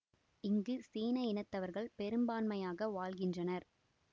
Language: Tamil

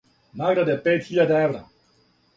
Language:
Serbian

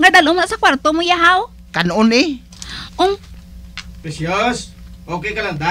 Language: Filipino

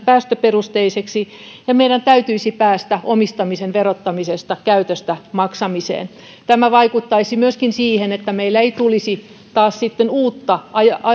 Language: Finnish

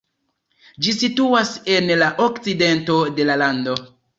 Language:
Esperanto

